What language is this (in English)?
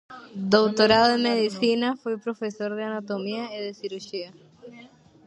Galician